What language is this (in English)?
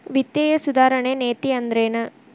Kannada